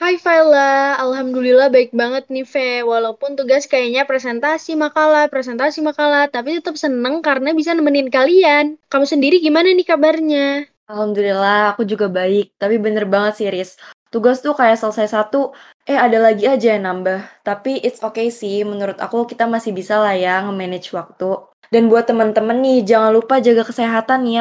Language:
Indonesian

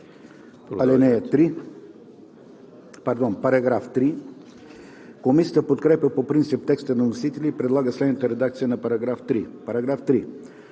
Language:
Bulgarian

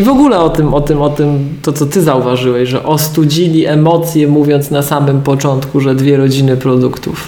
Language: Polish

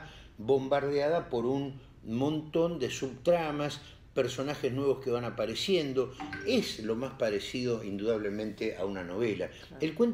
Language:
Spanish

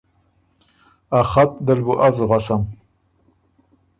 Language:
Ormuri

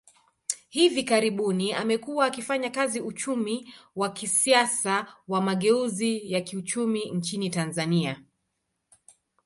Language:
Swahili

